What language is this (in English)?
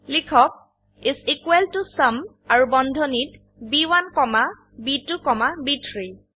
Assamese